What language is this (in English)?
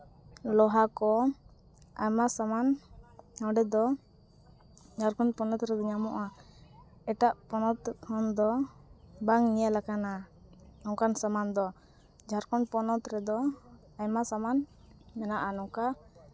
Santali